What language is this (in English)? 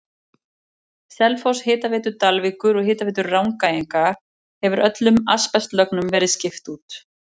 Icelandic